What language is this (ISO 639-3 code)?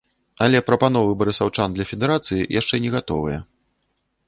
bel